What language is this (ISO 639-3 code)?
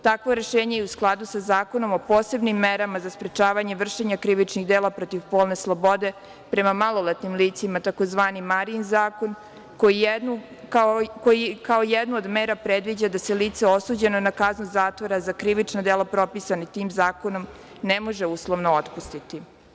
srp